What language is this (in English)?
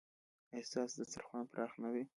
Pashto